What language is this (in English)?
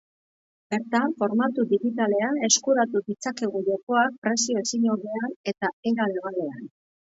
Basque